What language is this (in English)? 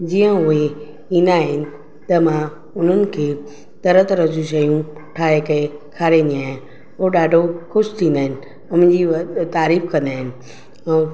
Sindhi